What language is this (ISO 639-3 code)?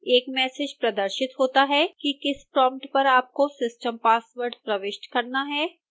hin